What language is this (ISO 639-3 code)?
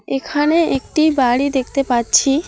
ben